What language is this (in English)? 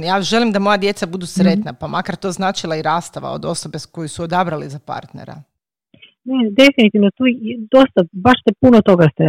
Croatian